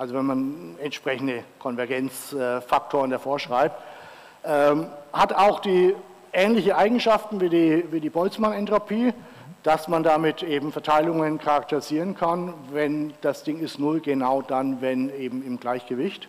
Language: German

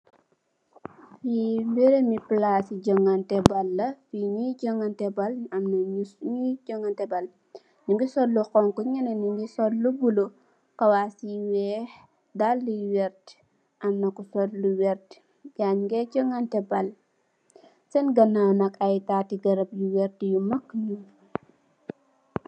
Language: Wolof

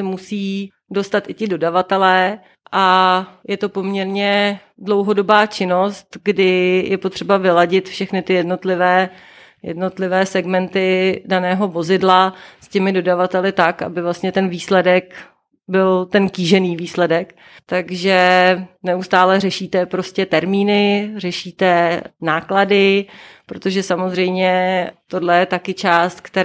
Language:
Czech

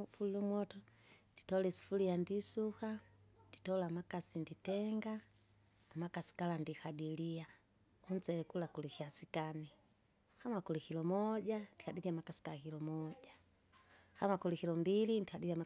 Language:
Kinga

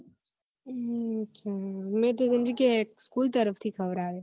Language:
Gujarati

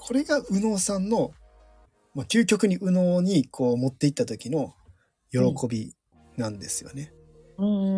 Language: Japanese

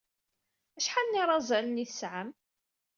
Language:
Kabyle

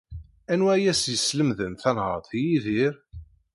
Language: Kabyle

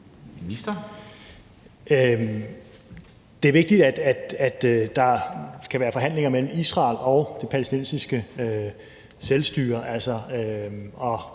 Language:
Danish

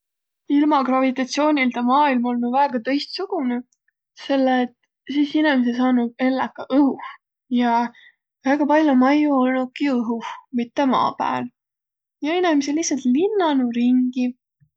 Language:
Võro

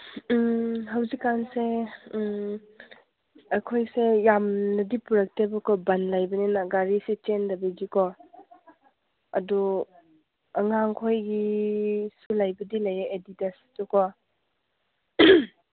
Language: Manipuri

